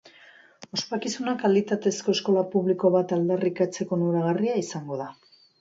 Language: Basque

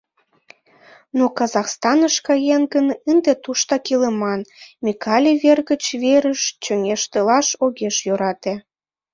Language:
Mari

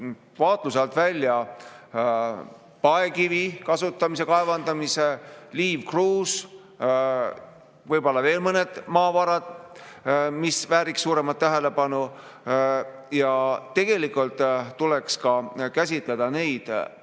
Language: Estonian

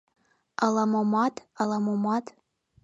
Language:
Mari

